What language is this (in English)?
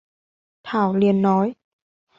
Vietnamese